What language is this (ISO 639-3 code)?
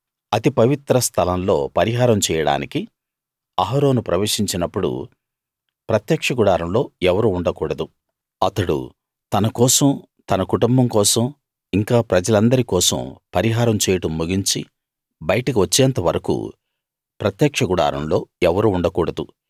tel